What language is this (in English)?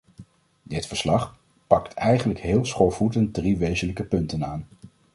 Dutch